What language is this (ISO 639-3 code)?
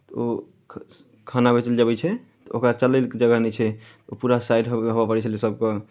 mai